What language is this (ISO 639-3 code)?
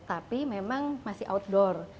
ind